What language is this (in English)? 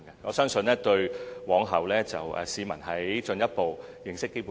Cantonese